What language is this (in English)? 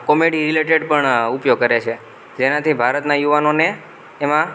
Gujarati